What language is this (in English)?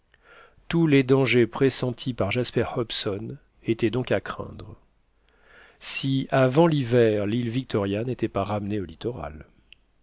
French